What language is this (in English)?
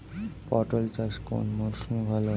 Bangla